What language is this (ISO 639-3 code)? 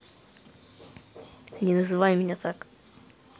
rus